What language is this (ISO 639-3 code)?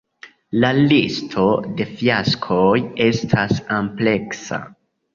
epo